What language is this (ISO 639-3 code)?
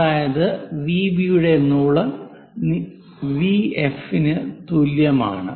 mal